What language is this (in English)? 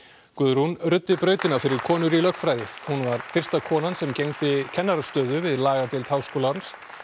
Icelandic